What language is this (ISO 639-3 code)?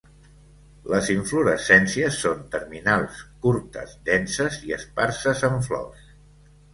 cat